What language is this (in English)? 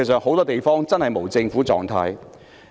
Cantonese